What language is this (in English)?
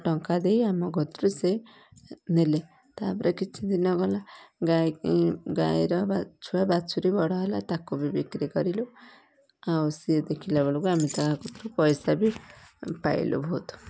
Odia